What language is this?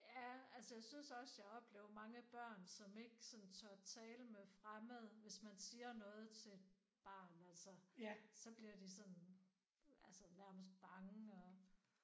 Danish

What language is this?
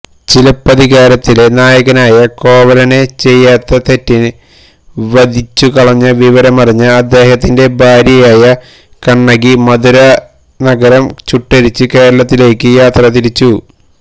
Malayalam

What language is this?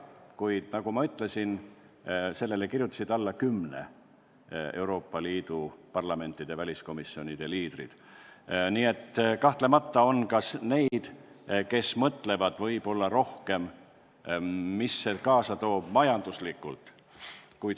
Estonian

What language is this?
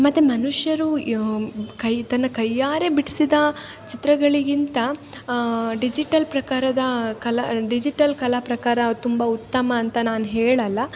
Kannada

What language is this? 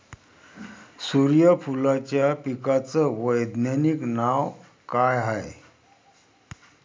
Marathi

